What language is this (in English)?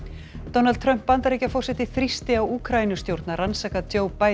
Icelandic